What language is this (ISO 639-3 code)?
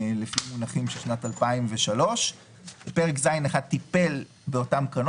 heb